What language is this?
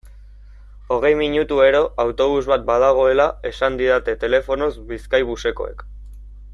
Basque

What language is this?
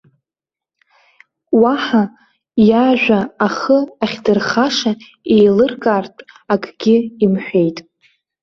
Abkhazian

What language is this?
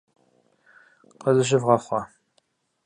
Kabardian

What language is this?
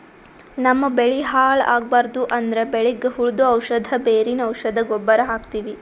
Kannada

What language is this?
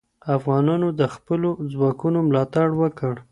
Pashto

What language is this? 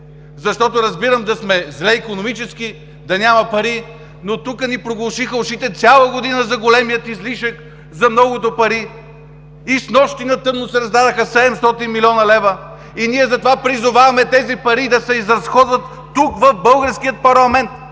Bulgarian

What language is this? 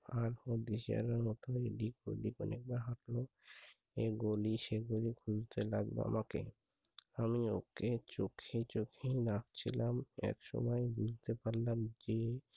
Bangla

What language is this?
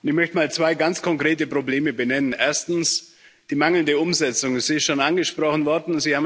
German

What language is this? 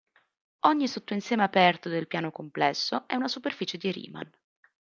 Italian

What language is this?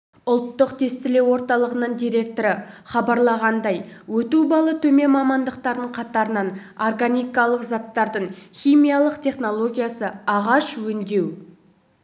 Kazakh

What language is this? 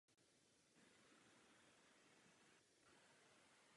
Czech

